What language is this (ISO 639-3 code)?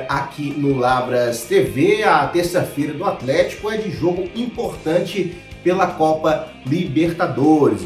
por